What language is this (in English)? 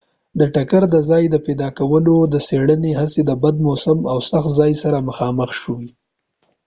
Pashto